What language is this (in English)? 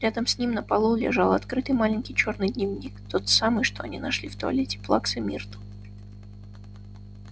Russian